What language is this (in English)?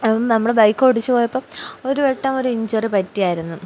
Malayalam